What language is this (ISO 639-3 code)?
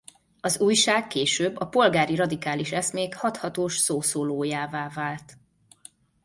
hun